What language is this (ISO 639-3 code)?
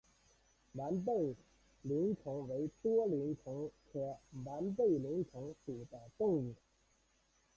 zho